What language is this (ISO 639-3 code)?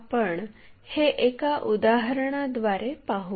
mar